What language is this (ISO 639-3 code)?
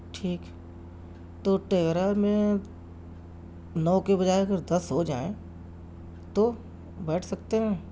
urd